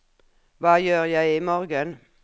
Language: Norwegian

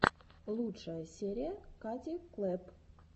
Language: Russian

